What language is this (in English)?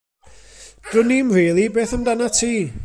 Welsh